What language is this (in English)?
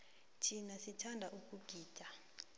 South Ndebele